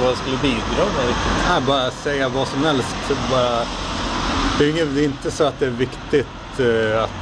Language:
Swedish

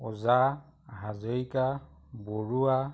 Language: Assamese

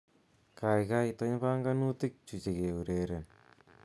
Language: Kalenjin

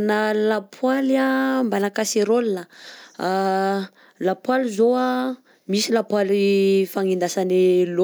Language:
Southern Betsimisaraka Malagasy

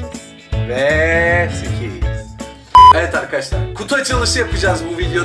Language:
Turkish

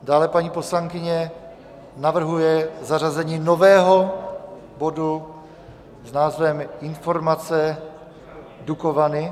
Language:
Czech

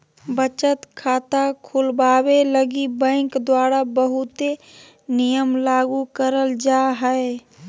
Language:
Magahi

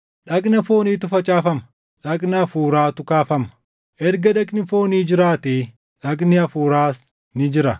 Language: Oromo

